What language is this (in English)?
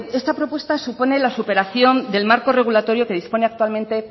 Spanish